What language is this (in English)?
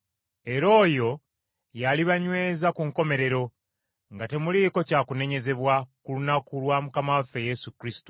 Ganda